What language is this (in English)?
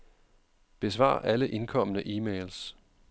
Danish